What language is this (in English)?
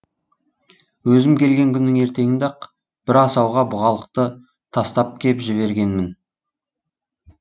Kazakh